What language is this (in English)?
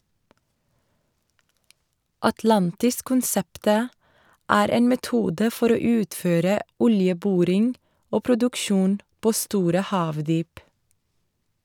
Norwegian